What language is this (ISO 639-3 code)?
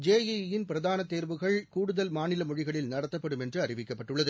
tam